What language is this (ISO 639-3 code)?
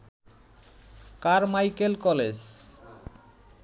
ben